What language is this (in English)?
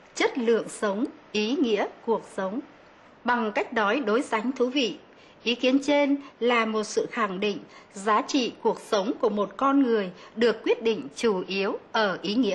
Vietnamese